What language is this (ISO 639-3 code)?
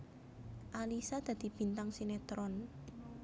jav